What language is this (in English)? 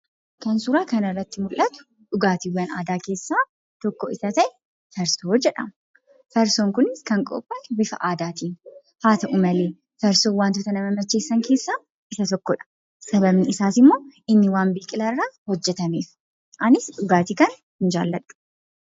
Oromo